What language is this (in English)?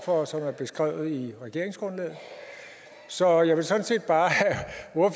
Danish